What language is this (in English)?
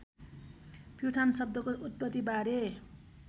Nepali